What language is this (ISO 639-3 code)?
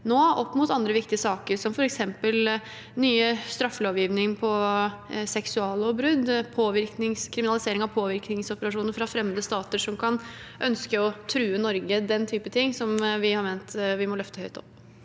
nor